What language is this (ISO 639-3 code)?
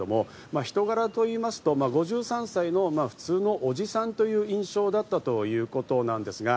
jpn